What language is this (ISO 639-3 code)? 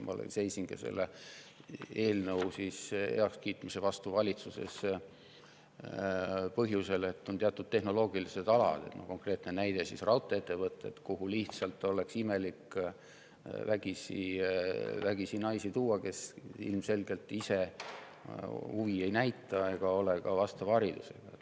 est